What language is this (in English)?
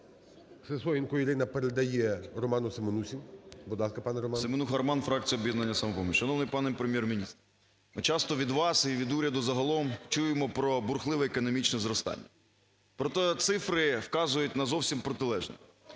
Ukrainian